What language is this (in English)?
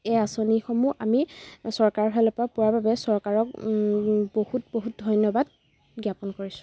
Assamese